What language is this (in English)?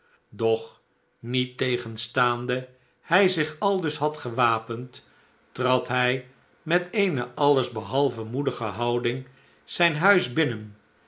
Dutch